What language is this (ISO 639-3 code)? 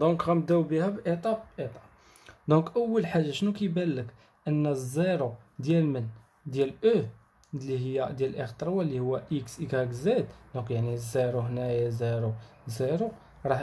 ara